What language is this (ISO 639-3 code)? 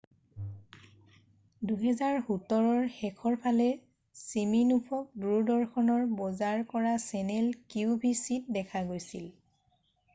asm